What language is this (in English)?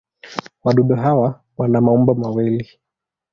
Swahili